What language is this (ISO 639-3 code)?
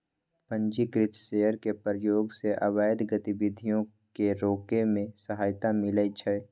mag